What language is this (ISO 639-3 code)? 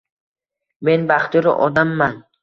uzb